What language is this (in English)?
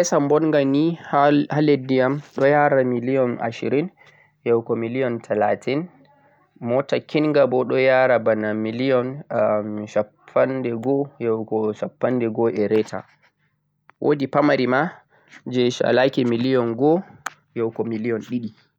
Central-Eastern Niger Fulfulde